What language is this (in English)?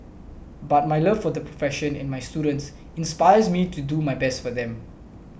English